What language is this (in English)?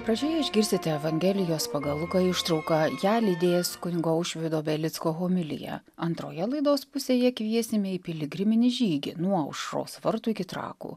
Lithuanian